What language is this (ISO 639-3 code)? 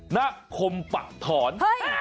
tha